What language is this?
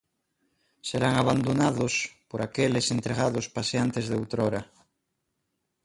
Galician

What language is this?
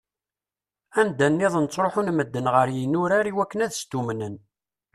Kabyle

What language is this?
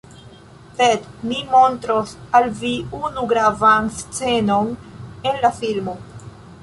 Esperanto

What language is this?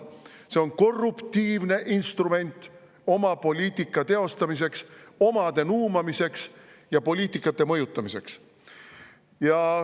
Estonian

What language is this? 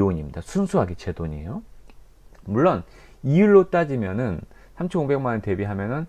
Korean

